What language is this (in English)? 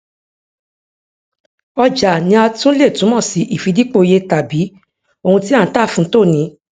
Yoruba